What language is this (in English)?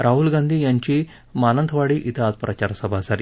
Marathi